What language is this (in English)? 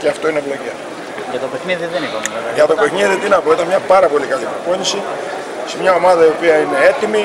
Greek